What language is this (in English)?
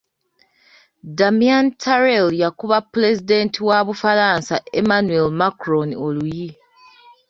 Ganda